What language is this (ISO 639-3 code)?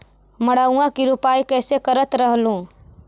mag